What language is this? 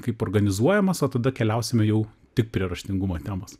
Lithuanian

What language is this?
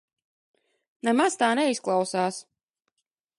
Latvian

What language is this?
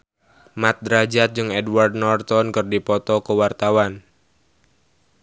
Sundanese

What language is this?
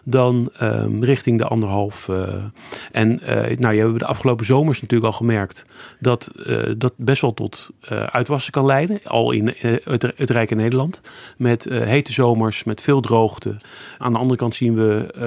Dutch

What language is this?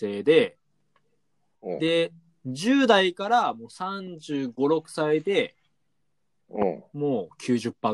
Japanese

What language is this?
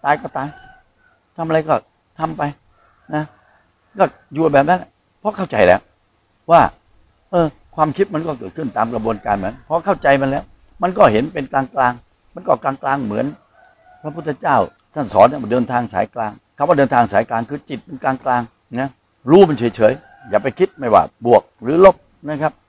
Thai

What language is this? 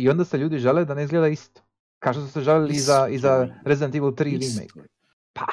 Croatian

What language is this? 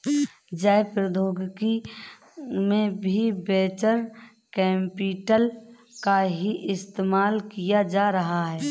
Hindi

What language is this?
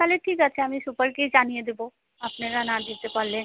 Bangla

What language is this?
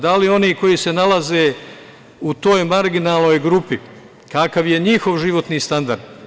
Serbian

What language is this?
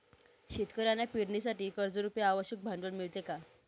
Marathi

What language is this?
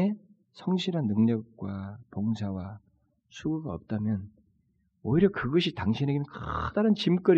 Korean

